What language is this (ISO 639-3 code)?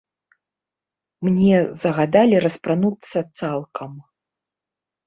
bel